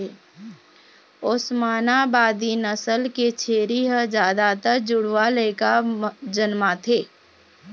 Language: Chhattisgarhi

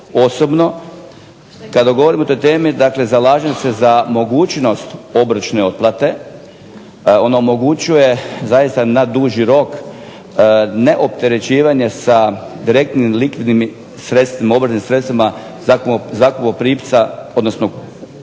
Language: Croatian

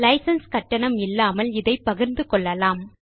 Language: Tamil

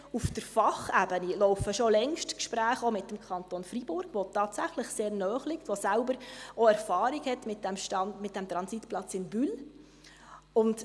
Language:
Swiss German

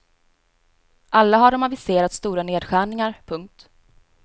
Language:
Swedish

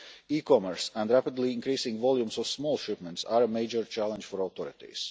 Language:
English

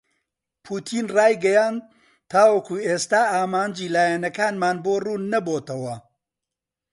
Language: Central Kurdish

